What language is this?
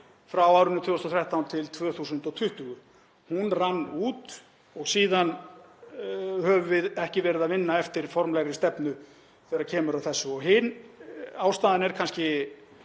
Icelandic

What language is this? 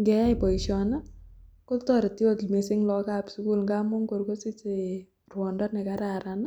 Kalenjin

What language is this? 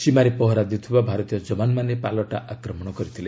Odia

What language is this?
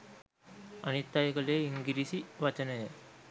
Sinhala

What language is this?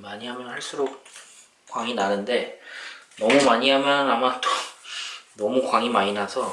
Korean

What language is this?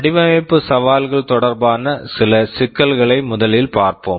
Tamil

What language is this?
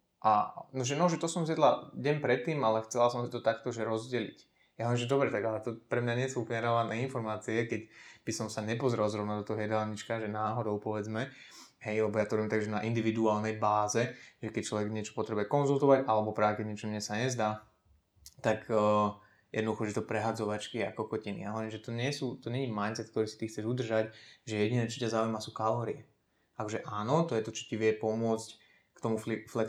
Slovak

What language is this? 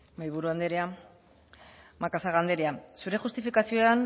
Basque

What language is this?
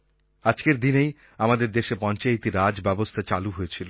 Bangla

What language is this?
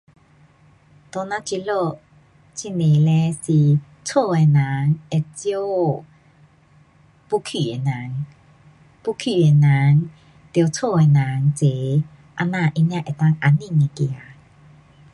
Pu-Xian Chinese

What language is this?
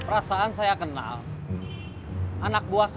Indonesian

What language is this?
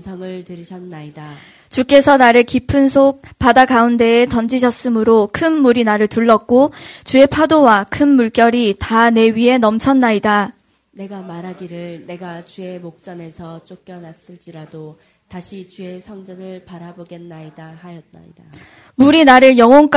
Korean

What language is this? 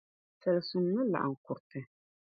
Dagbani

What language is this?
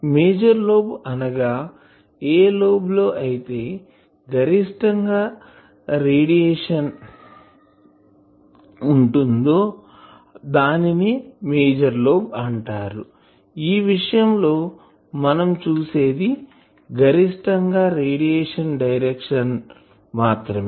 Telugu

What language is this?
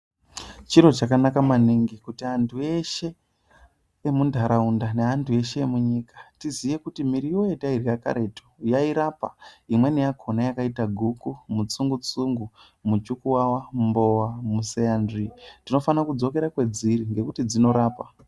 Ndau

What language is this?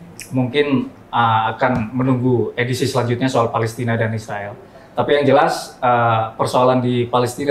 Indonesian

